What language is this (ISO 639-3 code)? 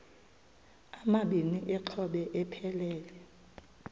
xho